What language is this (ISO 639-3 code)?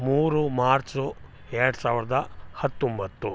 kan